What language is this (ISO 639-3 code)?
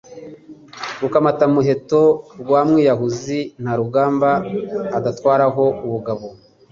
kin